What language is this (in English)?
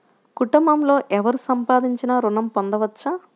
Telugu